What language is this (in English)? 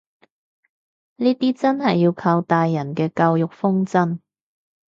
Cantonese